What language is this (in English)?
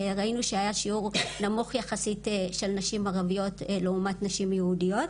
Hebrew